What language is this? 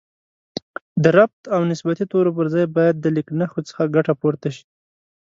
Pashto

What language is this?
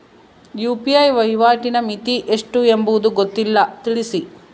Kannada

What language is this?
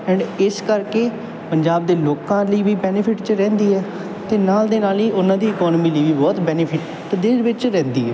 Punjabi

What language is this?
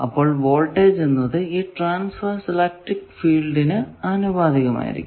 Malayalam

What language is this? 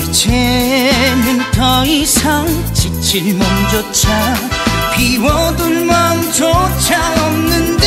Korean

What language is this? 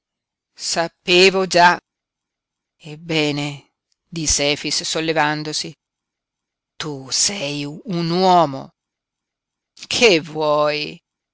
Italian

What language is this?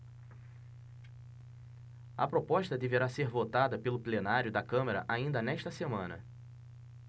Portuguese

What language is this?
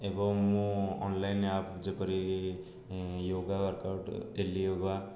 Odia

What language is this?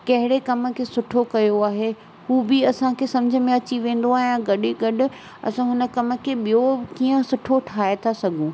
Sindhi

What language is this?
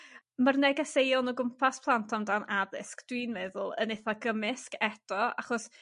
Welsh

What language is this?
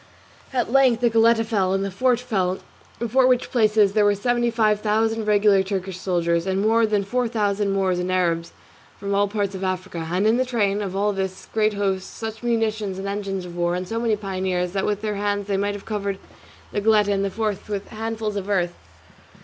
English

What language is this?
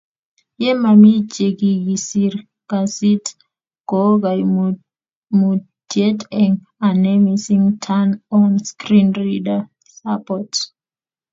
Kalenjin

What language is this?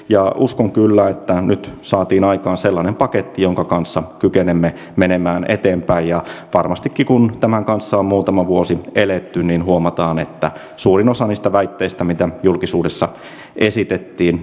Finnish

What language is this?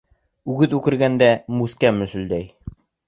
Bashkir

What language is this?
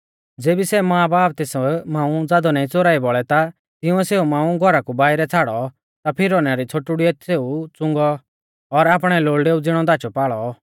Mahasu Pahari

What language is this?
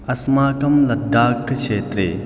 Sanskrit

